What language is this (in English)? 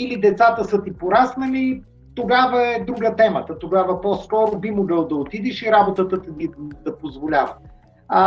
Bulgarian